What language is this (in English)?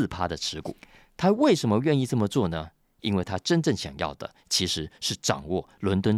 Chinese